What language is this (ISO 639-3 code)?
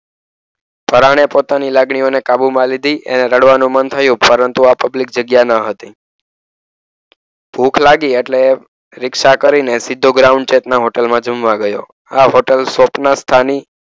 guj